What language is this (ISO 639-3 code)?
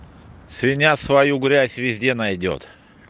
rus